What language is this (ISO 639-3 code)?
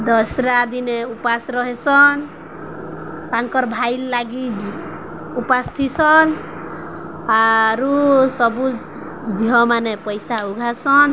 ori